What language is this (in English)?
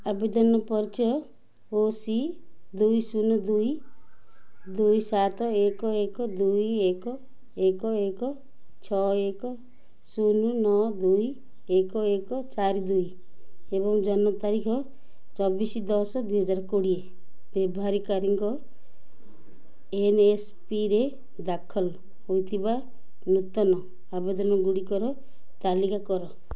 Odia